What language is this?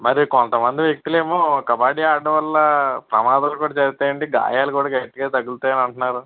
Telugu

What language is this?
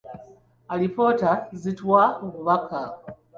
Ganda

